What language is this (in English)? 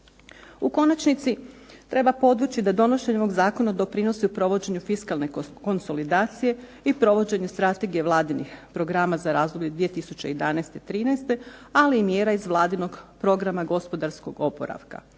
Croatian